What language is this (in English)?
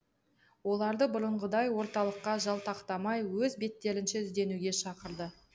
Kazakh